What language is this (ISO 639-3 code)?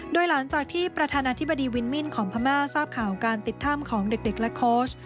tha